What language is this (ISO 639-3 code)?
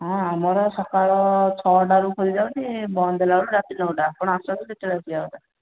ori